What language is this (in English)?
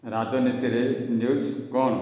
Odia